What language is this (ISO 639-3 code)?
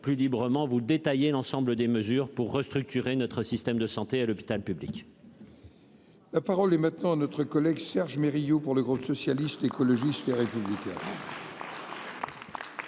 fra